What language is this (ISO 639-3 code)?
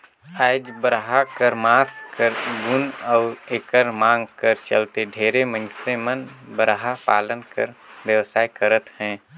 hne